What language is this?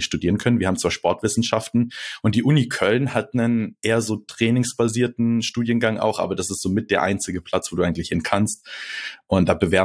German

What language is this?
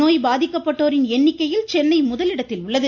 Tamil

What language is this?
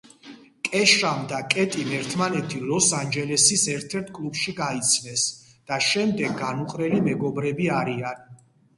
Georgian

